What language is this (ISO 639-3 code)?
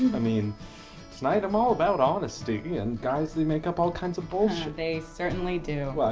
eng